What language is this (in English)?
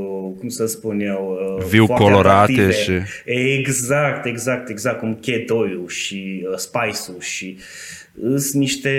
Romanian